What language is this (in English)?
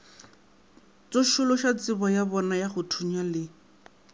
Northern Sotho